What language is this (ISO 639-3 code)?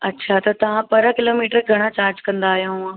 snd